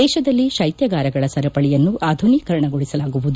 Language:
Kannada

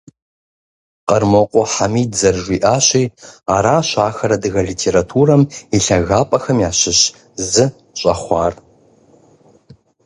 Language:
Kabardian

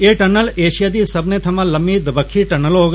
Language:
Dogri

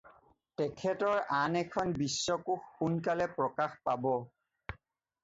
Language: Assamese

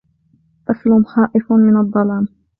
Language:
Arabic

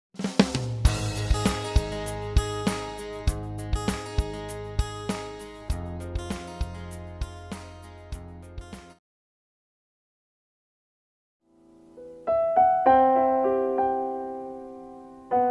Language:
Indonesian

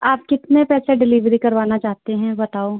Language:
Hindi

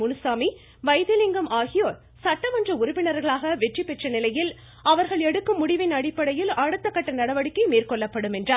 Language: Tamil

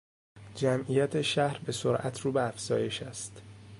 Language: Persian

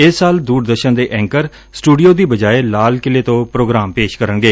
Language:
Punjabi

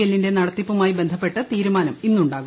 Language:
Malayalam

